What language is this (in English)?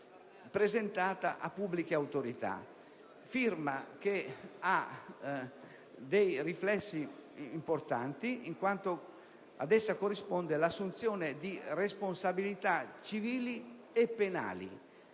Italian